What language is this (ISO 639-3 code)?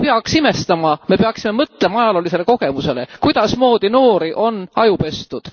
est